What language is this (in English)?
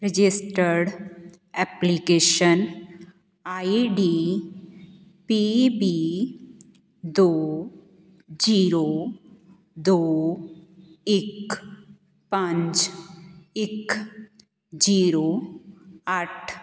Punjabi